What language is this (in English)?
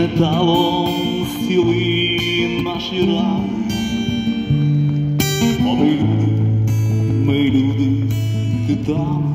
Ukrainian